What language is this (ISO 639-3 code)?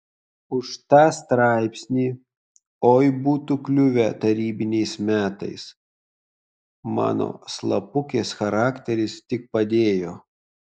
lit